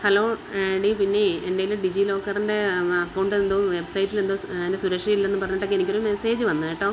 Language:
Malayalam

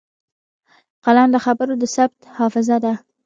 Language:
Pashto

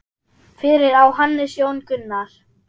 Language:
Icelandic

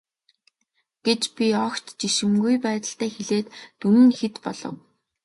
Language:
Mongolian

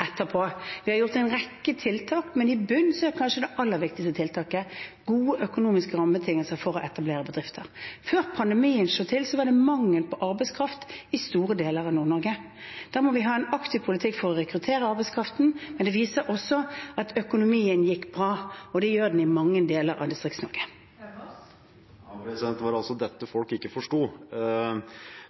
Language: Norwegian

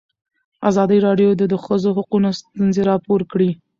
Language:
Pashto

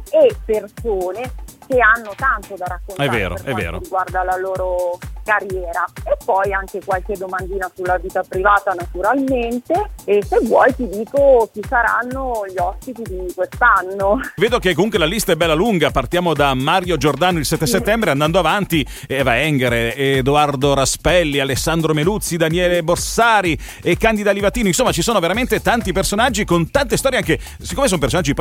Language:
Italian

